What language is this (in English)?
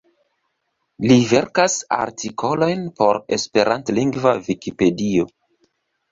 Esperanto